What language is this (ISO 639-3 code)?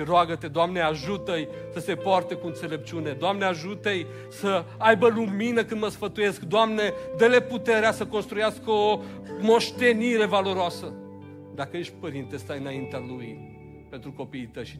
ron